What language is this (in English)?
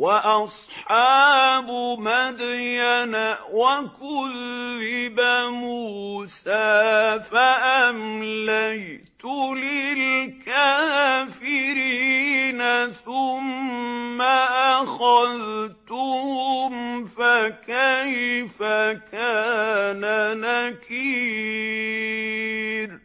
Arabic